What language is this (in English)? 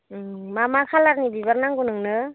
Bodo